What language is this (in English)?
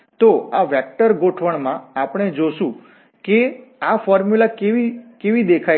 Gujarati